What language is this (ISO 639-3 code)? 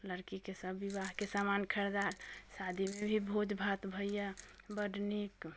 mai